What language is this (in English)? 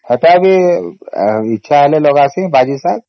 Odia